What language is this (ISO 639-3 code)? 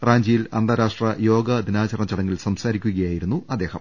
mal